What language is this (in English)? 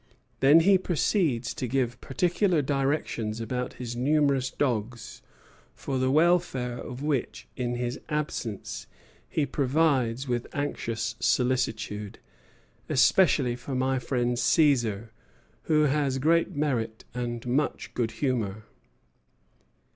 English